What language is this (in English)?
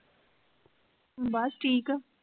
Punjabi